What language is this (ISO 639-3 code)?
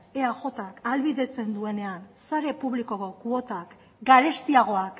eus